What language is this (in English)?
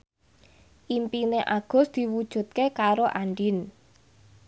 Javanese